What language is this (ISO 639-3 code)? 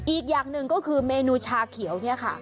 tha